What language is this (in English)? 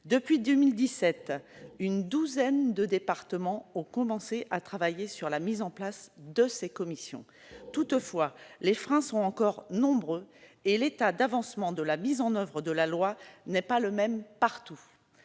French